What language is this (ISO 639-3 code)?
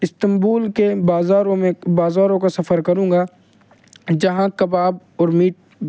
urd